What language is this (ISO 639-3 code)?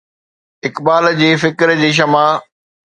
snd